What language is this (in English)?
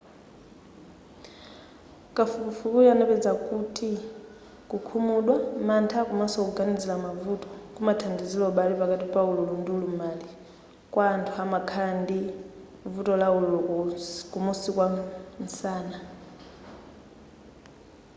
Nyanja